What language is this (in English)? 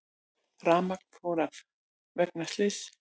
Icelandic